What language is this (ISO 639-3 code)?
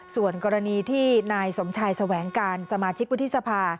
tha